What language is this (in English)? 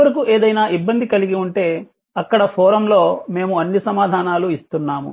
Telugu